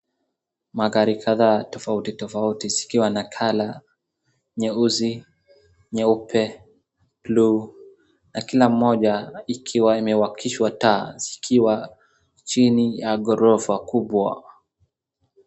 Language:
Swahili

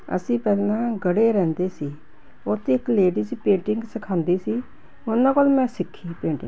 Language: Punjabi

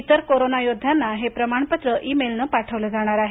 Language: Marathi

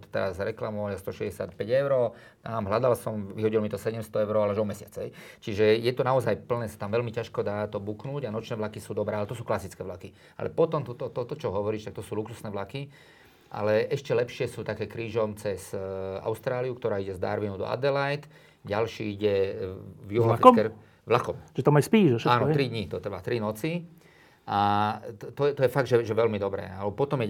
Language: Slovak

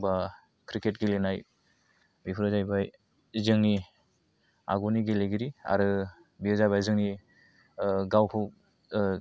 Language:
Bodo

